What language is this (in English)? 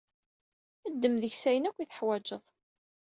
Kabyle